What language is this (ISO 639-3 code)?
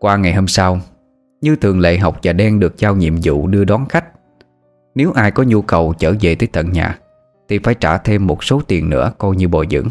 vie